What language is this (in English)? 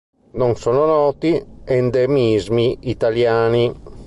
Italian